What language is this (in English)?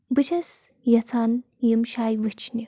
Kashmiri